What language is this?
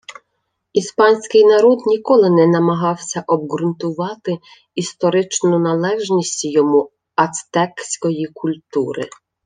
Ukrainian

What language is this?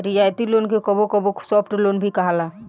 Bhojpuri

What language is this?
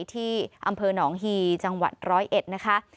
Thai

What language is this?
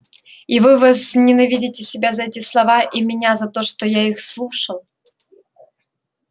Russian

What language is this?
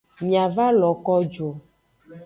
Aja (Benin)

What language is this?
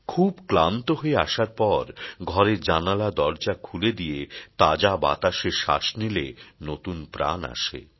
Bangla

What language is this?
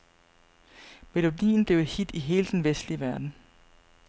Danish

